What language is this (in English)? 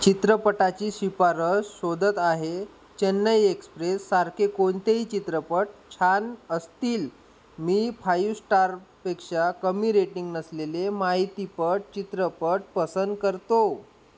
Marathi